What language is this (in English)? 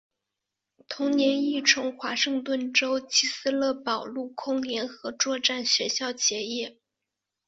Chinese